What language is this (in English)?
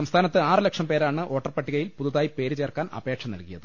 Malayalam